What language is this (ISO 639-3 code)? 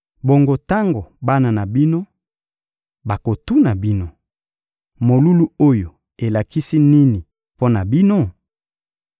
lin